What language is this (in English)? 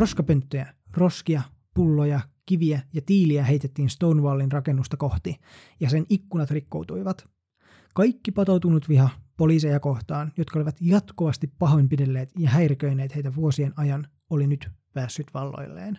Finnish